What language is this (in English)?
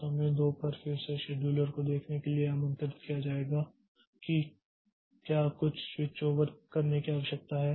Hindi